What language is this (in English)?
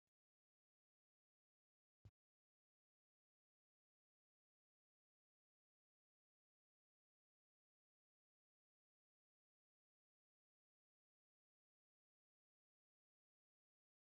Oromo